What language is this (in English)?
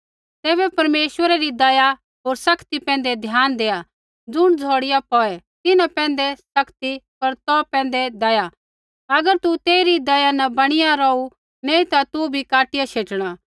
Kullu Pahari